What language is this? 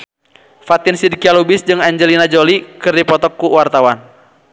Sundanese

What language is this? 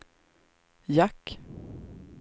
Swedish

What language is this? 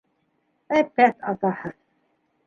Bashkir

